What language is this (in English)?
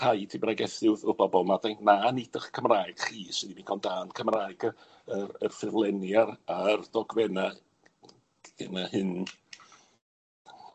Welsh